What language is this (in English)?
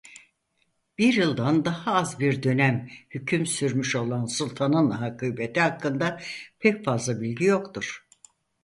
Turkish